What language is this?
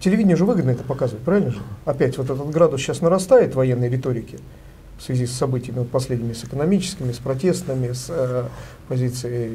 Russian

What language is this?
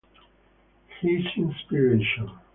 Italian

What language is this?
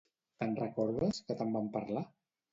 Catalan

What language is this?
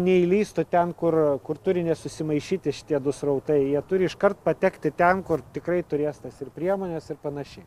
Lithuanian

